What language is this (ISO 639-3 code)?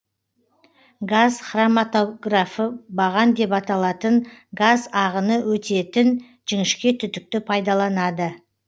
kaz